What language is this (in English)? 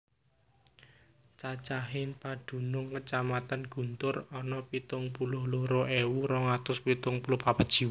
Javanese